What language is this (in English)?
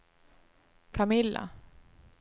Swedish